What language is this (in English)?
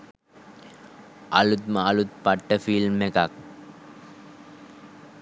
Sinhala